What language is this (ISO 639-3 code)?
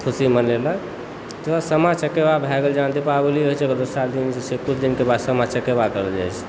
mai